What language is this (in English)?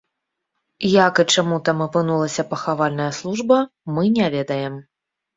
Belarusian